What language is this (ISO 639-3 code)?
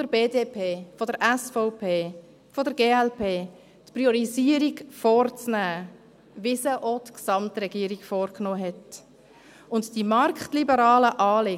gsw